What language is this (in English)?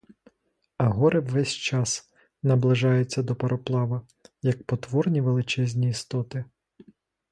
Ukrainian